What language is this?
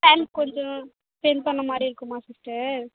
Tamil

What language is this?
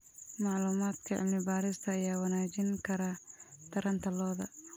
Somali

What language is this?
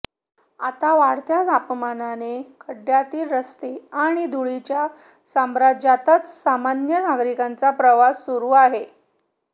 Marathi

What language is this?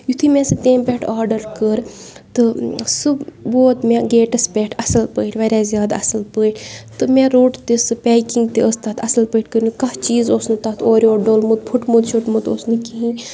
Kashmiri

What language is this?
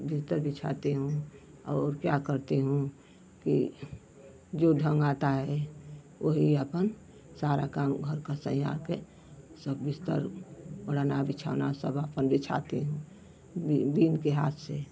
Hindi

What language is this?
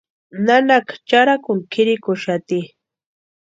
Western Highland Purepecha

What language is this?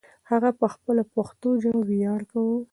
Pashto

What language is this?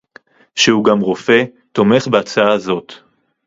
Hebrew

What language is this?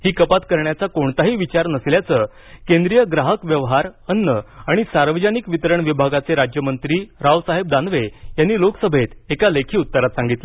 Marathi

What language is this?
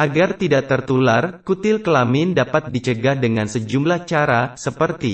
Indonesian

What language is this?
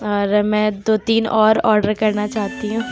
Urdu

